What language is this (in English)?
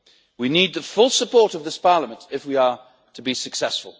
English